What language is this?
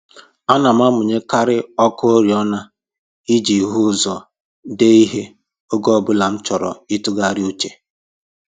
Igbo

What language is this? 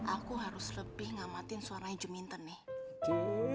Indonesian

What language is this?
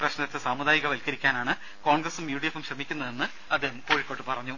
Malayalam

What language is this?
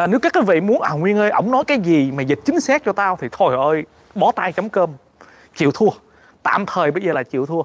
Vietnamese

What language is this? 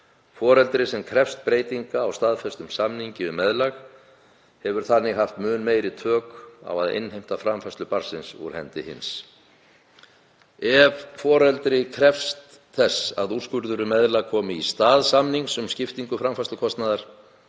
Icelandic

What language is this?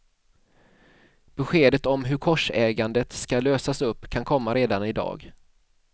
Swedish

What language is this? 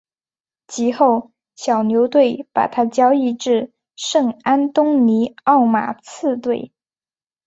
Chinese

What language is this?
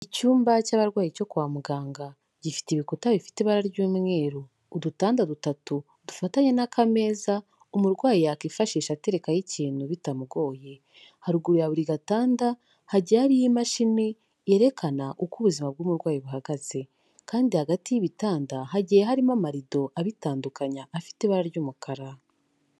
Kinyarwanda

